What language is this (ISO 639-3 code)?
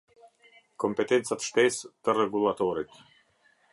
sqi